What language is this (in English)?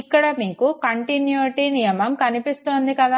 Telugu